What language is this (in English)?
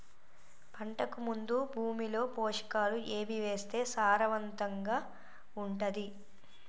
Telugu